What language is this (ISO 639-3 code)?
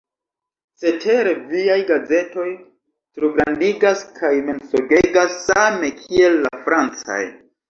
epo